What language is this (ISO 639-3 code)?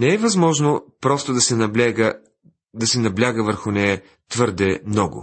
bul